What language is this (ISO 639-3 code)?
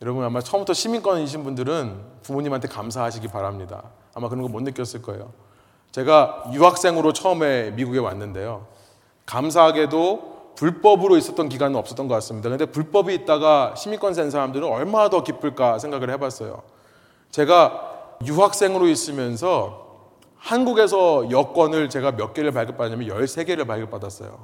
kor